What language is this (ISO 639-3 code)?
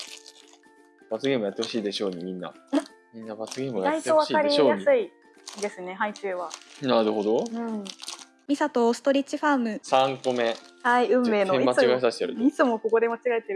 jpn